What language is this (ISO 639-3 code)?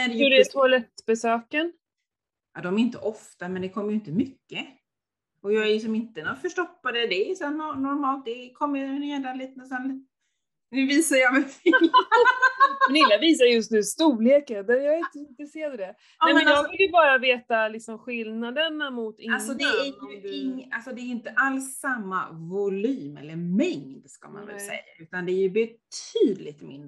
swe